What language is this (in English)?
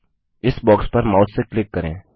Hindi